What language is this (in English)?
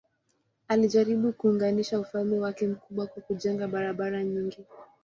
Swahili